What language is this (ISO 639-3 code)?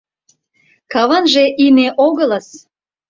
chm